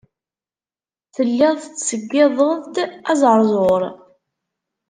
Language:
Kabyle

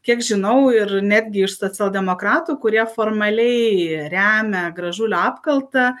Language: Lithuanian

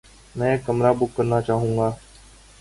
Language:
Urdu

